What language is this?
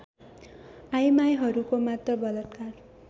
Nepali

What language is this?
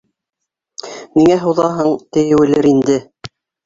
Bashkir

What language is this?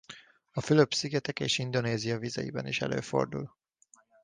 Hungarian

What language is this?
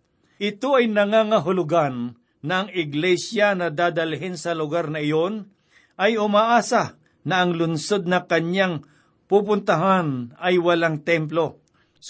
Filipino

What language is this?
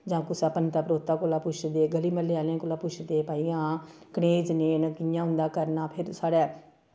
Dogri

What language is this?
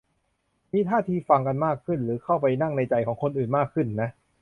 Thai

